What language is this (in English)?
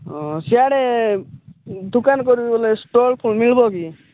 Odia